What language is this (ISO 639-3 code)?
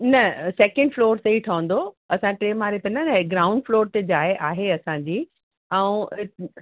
snd